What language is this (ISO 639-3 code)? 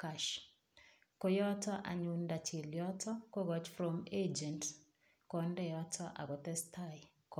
kln